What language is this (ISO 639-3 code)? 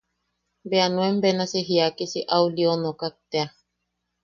yaq